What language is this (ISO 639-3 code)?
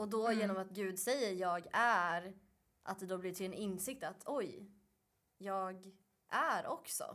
swe